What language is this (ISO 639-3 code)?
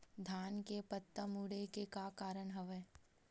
hne